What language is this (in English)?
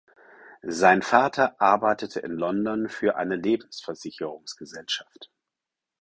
German